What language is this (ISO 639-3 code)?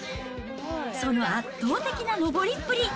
jpn